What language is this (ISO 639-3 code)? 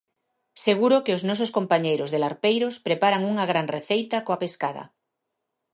glg